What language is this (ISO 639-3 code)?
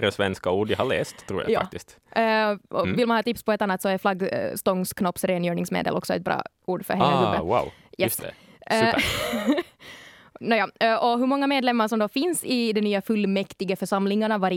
swe